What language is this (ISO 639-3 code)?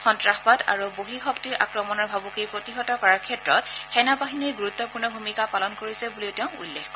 asm